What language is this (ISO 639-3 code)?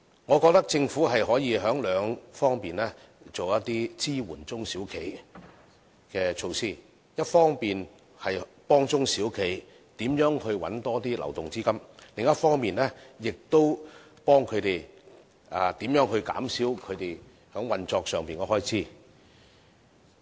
yue